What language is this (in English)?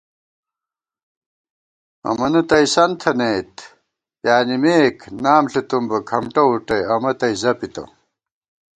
Gawar-Bati